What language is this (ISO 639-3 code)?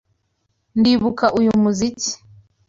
kin